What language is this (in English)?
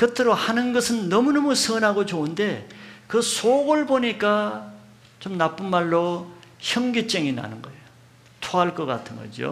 Korean